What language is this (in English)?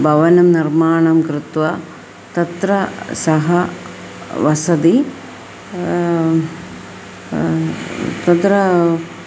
Sanskrit